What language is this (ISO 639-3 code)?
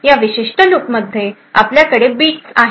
mar